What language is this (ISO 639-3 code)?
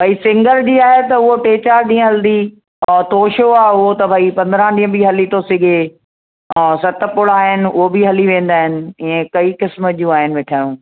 snd